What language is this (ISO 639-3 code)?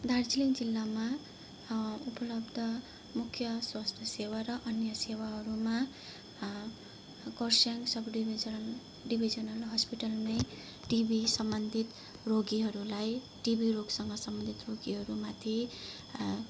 nep